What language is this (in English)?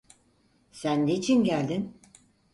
Turkish